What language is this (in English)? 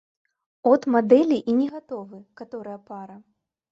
Belarusian